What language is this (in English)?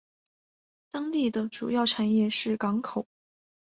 Chinese